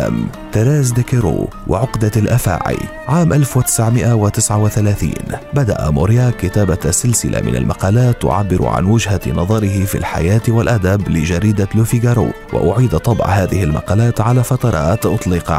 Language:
Arabic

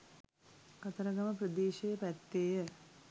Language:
Sinhala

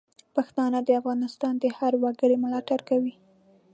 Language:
Pashto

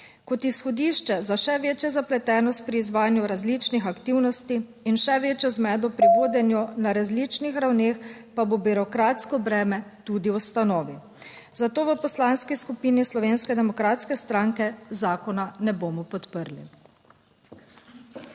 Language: Slovenian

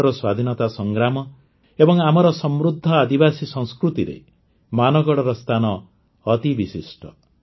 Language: Odia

